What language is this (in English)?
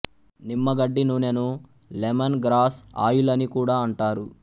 Telugu